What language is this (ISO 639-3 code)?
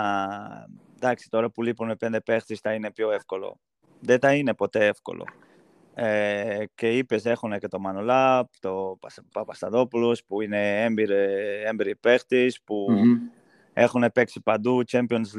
ell